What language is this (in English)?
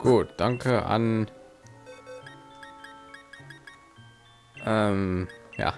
German